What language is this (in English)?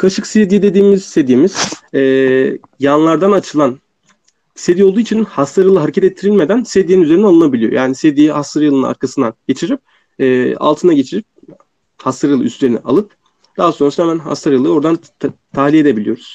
Turkish